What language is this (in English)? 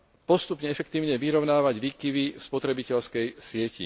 Slovak